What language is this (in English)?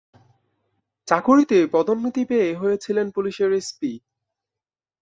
Bangla